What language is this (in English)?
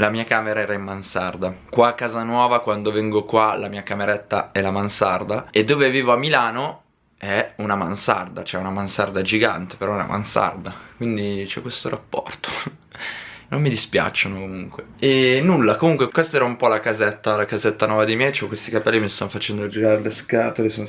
Italian